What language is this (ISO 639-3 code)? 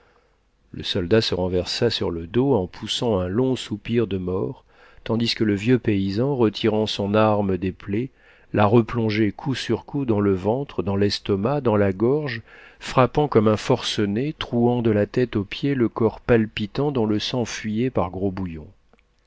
fra